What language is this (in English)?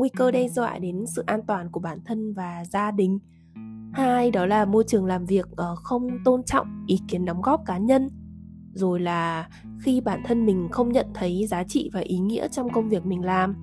Vietnamese